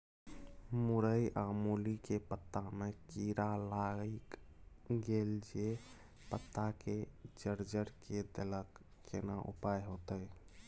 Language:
Maithili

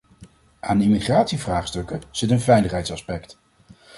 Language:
Dutch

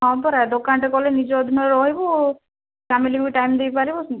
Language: Odia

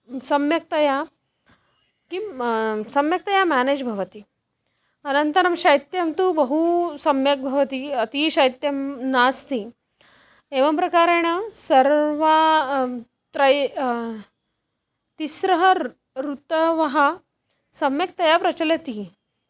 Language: Sanskrit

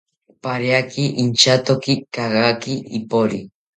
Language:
South Ucayali Ashéninka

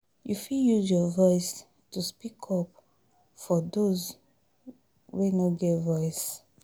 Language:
Nigerian Pidgin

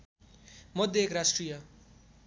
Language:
Nepali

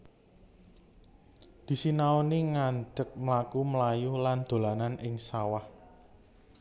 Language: Javanese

